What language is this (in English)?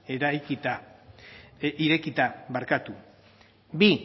Basque